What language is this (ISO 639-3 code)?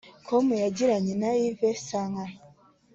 kin